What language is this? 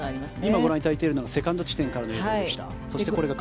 Japanese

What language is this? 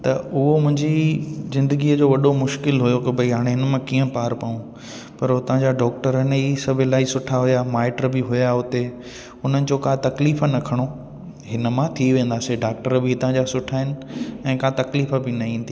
Sindhi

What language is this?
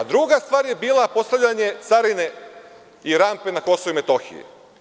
Serbian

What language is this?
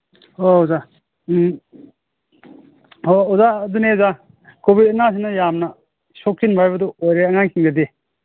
Manipuri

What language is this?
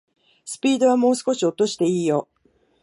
Japanese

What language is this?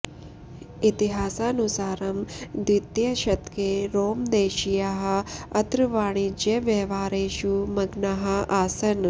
Sanskrit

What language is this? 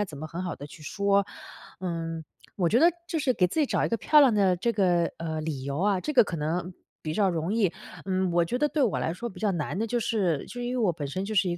Chinese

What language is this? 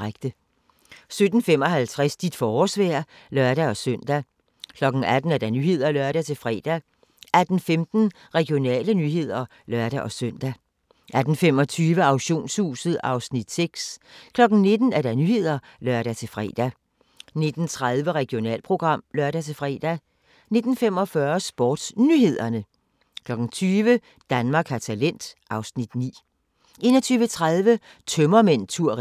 Danish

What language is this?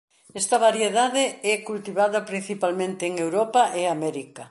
Galician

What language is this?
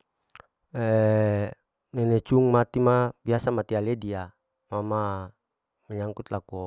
Larike-Wakasihu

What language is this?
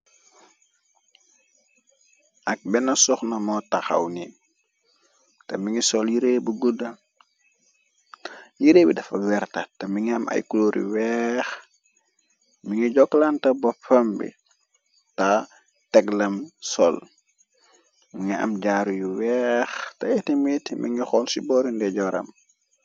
Wolof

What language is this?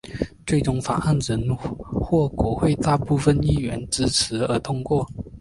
Chinese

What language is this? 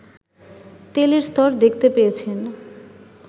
Bangla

